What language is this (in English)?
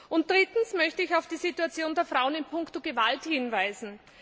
German